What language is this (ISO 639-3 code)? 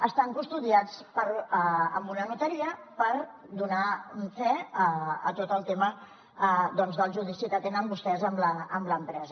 cat